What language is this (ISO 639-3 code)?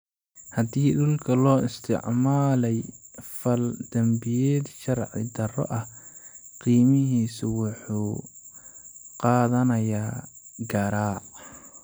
som